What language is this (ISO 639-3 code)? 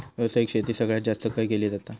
mar